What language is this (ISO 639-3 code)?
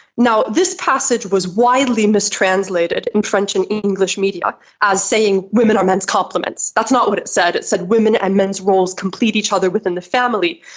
eng